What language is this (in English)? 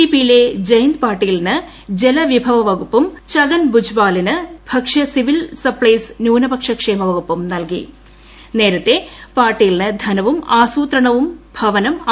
Malayalam